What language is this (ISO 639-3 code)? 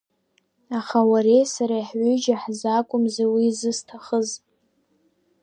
abk